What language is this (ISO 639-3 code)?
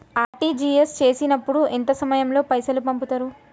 tel